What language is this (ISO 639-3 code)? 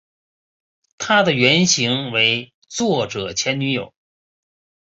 zho